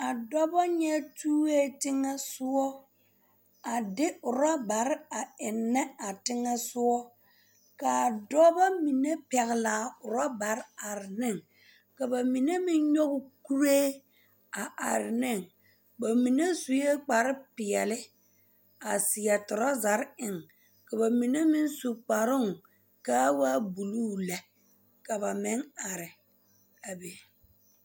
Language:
Southern Dagaare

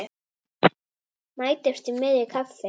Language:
Icelandic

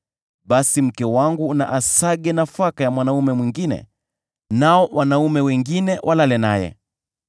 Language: Swahili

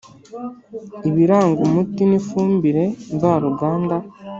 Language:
Kinyarwanda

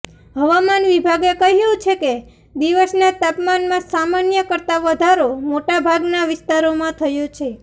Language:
Gujarati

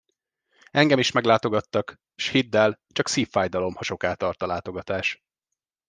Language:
Hungarian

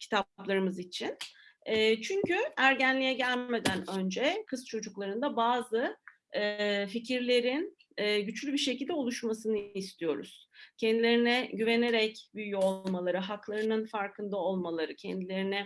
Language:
Turkish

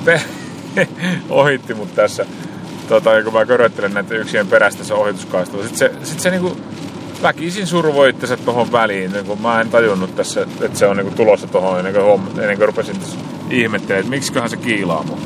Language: Finnish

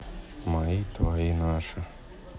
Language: Russian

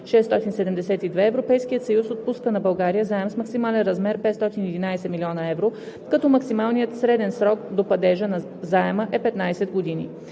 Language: Bulgarian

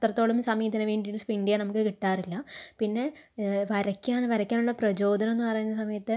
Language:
Malayalam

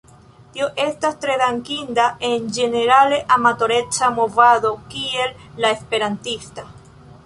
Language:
Esperanto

